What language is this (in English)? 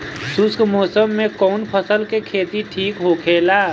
Bhojpuri